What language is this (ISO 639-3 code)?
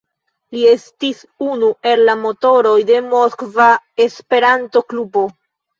epo